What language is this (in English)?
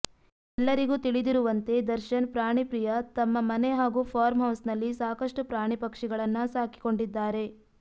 Kannada